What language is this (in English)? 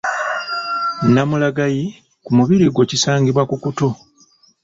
Ganda